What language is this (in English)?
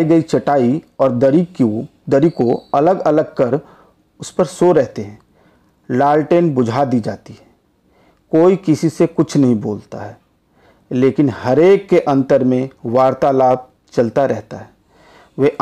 Hindi